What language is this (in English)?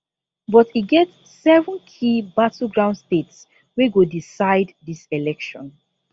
Nigerian Pidgin